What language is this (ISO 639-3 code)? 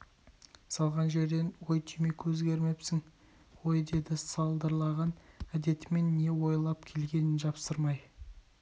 kaz